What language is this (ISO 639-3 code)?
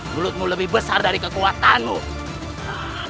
ind